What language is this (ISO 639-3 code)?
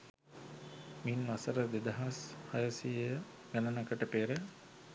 sin